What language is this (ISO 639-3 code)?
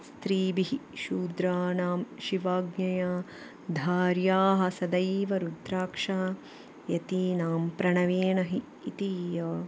san